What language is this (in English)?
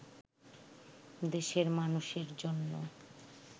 Bangla